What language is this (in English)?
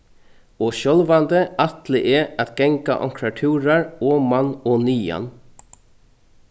Faroese